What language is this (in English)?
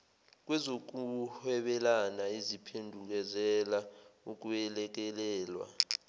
Zulu